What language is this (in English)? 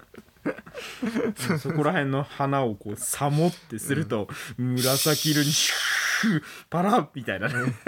Japanese